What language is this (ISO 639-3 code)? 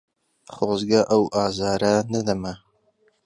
ckb